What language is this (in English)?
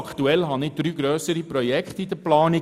Swiss German